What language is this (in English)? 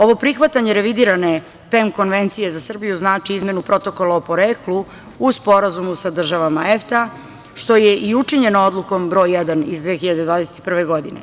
Serbian